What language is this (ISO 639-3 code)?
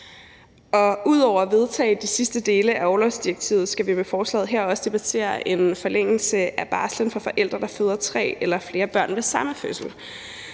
dan